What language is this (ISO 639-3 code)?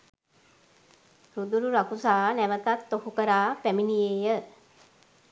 sin